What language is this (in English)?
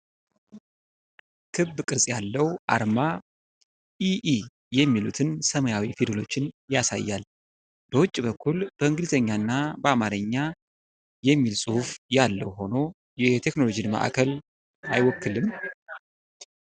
Amharic